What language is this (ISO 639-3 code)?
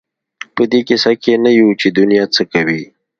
pus